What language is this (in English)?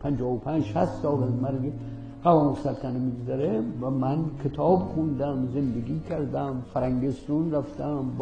Persian